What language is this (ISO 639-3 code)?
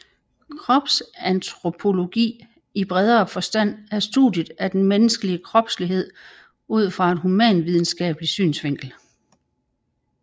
dan